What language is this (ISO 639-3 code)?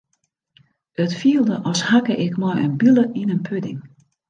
fry